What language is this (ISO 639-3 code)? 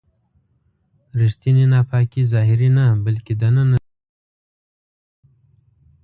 pus